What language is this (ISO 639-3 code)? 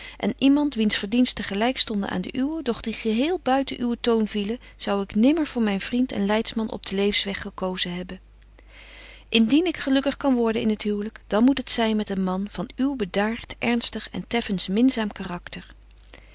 nld